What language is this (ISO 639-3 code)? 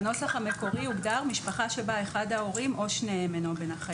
heb